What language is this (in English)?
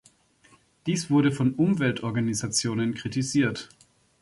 German